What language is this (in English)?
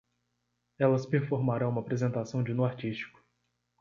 Portuguese